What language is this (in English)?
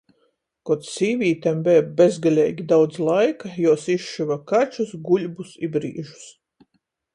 Latgalian